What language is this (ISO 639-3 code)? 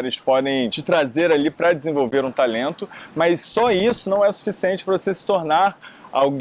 por